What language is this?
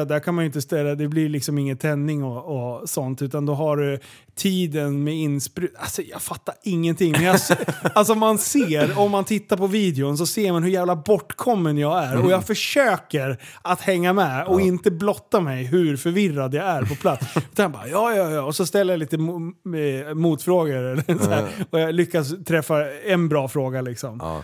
Swedish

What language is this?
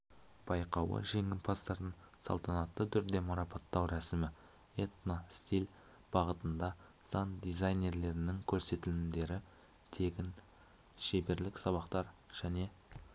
Kazakh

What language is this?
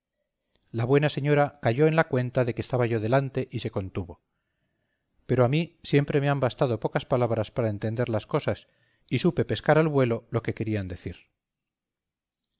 Spanish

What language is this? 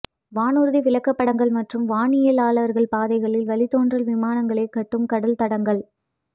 Tamil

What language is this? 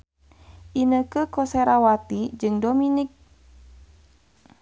Sundanese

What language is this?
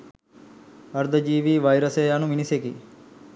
Sinhala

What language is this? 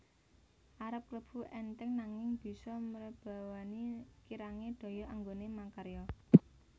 Javanese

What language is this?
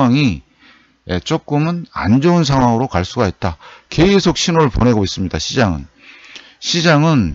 Korean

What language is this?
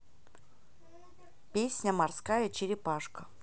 Russian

